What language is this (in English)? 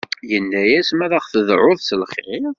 Kabyle